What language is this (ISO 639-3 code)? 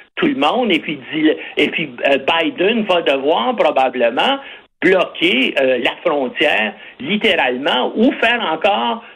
fra